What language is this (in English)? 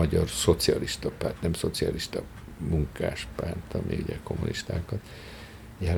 Hungarian